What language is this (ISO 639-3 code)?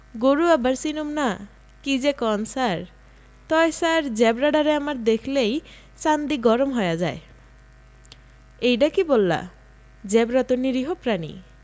ben